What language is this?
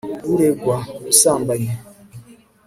Kinyarwanda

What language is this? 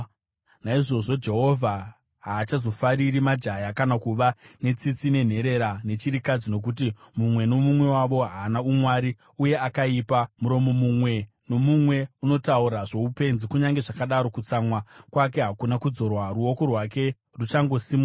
Shona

